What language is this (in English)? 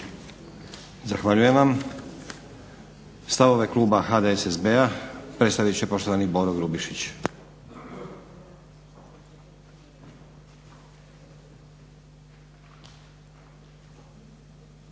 Croatian